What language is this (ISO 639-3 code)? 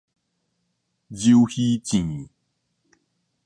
nan